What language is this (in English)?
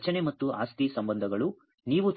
Kannada